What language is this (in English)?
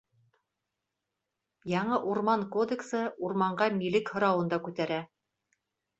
Bashkir